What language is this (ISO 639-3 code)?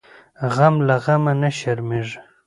pus